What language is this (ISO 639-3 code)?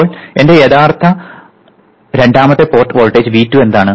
mal